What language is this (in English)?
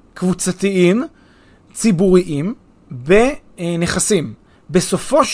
Hebrew